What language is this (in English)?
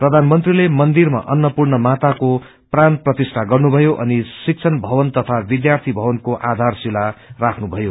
Nepali